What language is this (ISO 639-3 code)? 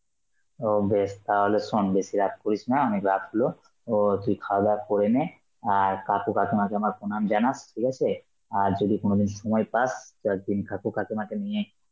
ben